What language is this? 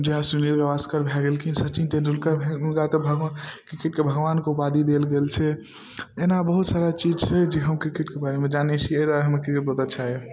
Maithili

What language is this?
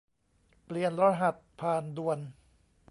Thai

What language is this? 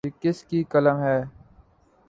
Urdu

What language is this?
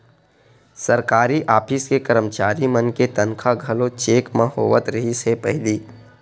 Chhattisgarhi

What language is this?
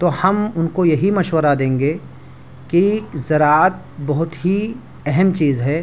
Urdu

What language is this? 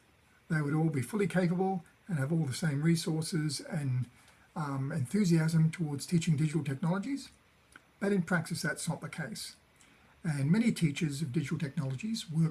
English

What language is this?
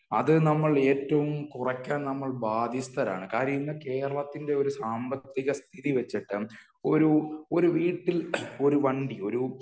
Malayalam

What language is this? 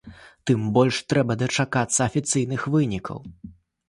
Belarusian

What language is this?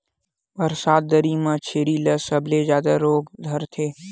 Chhattisgarhi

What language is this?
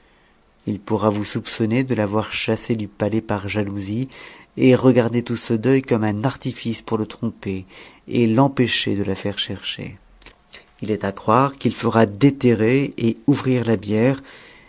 French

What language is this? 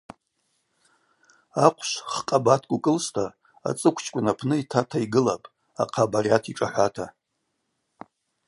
Abaza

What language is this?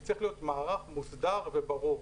Hebrew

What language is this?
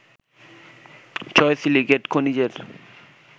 Bangla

